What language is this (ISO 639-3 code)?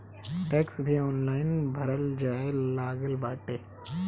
bho